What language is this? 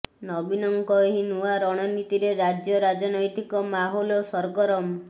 Odia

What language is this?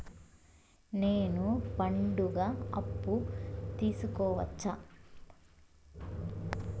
Telugu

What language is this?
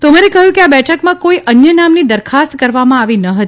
Gujarati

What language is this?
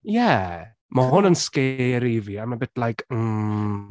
Welsh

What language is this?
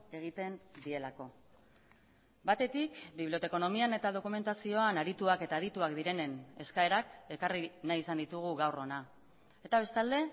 Basque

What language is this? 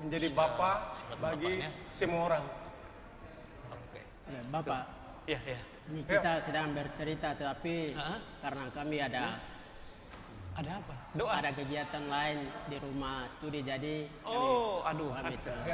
Indonesian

